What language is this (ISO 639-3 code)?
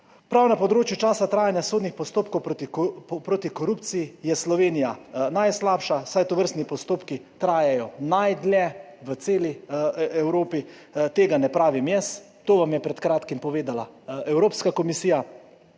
slv